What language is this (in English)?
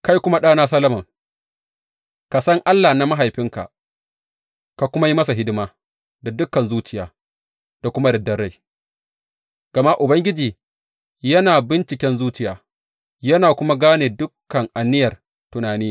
Hausa